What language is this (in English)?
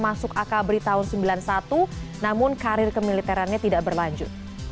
Indonesian